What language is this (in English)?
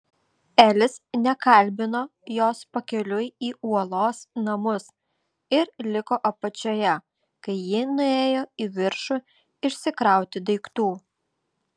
Lithuanian